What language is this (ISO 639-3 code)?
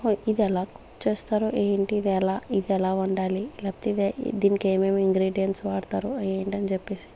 tel